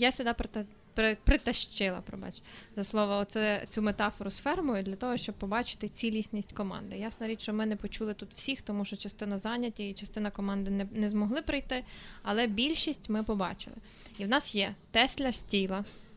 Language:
Ukrainian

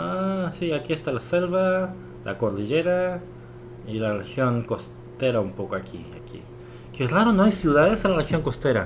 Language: Spanish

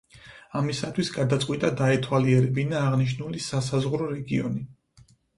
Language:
Georgian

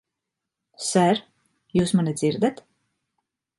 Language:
Latvian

